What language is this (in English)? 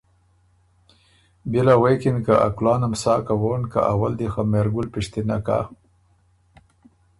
Ormuri